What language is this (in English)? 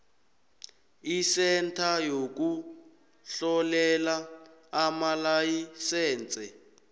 South Ndebele